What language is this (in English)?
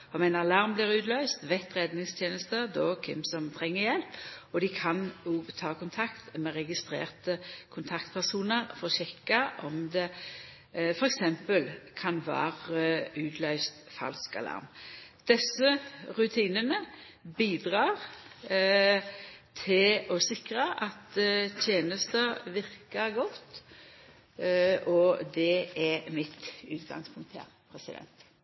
Norwegian Nynorsk